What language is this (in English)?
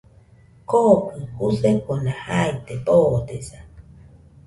Nüpode Huitoto